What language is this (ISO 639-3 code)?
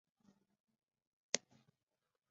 zho